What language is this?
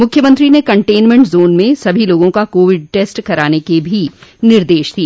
Hindi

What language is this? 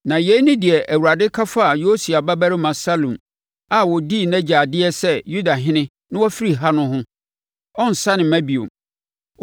Akan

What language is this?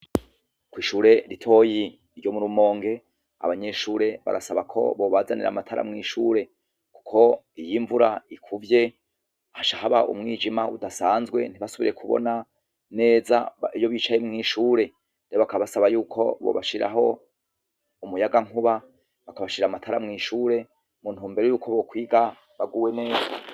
Rundi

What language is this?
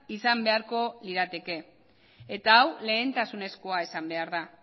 Basque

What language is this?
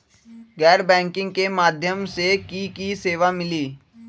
Magahi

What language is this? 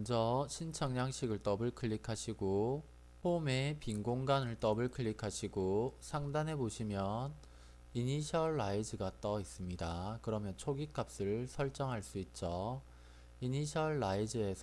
Korean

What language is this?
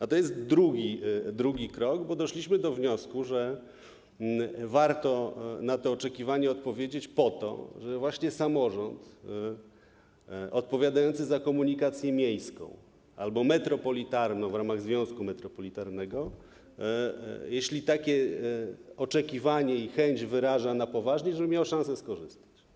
Polish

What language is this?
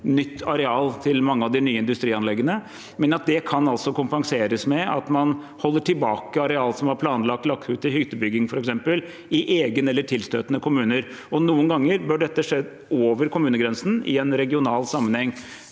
Norwegian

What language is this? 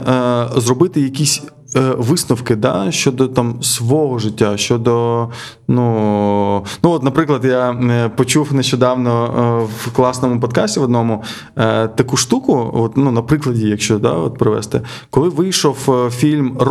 Ukrainian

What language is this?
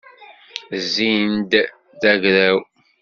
Kabyle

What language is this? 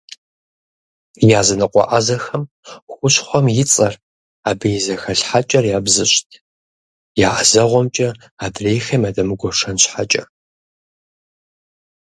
Kabardian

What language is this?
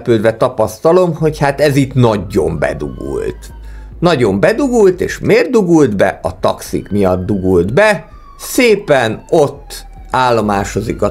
Hungarian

